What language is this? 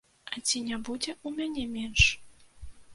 Belarusian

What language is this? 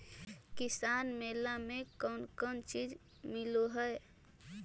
Magahi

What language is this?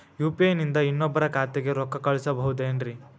Kannada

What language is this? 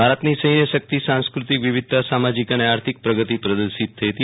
Gujarati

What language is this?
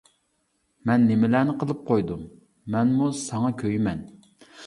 Uyghur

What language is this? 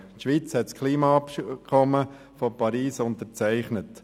Swiss German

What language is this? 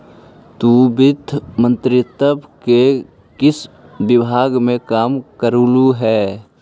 Magahi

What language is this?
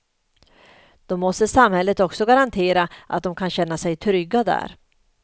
Swedish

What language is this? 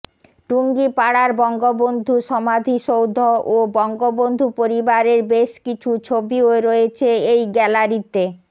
Bangla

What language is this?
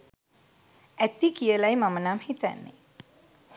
Sinhala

